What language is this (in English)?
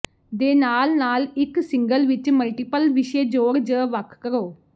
Punjabi